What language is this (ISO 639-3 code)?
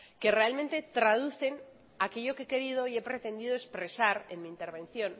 spa